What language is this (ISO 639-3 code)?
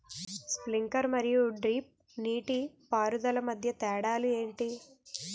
tel